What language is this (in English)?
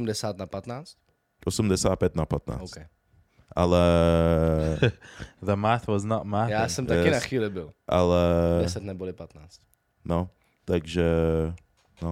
Czech